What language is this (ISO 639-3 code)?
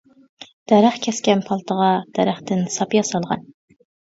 uig